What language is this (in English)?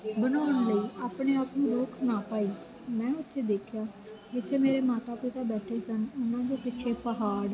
Punjabi